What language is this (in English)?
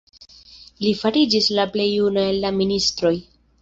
Esperanto